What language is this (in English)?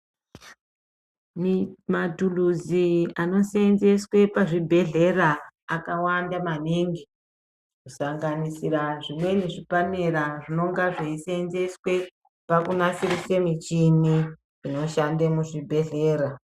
Ndau